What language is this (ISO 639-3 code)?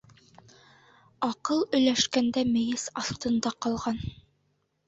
bak